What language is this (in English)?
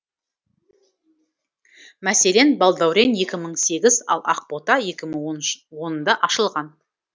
Kazakh